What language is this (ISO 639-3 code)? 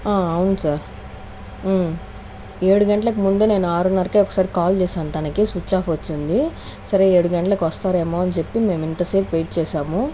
tel